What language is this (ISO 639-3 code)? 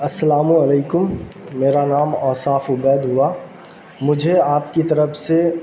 urd